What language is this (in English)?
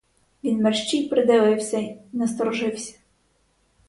Ukrainian